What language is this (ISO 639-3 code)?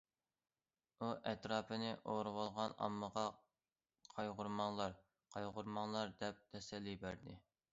uig